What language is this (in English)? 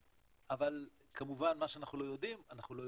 Hebrew